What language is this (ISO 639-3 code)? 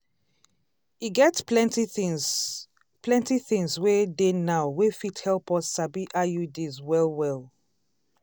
pcm